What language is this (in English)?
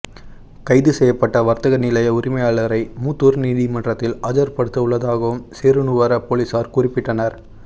Tamil